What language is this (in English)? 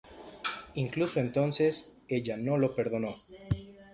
Spanish